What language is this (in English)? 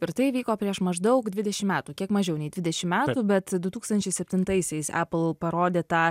Lithuanian